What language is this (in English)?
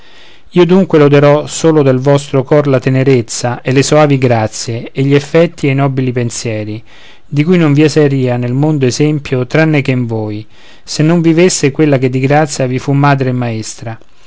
Italian